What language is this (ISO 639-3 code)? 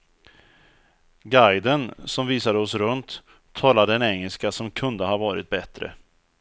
swe